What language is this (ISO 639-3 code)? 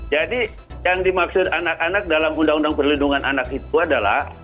ind